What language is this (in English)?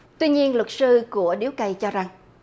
Vietnamese